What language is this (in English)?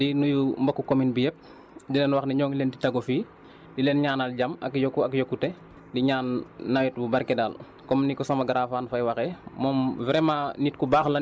Wolof